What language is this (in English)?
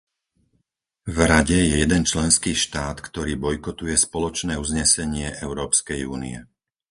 Slovak